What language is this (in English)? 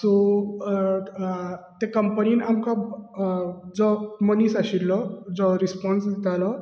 Konkani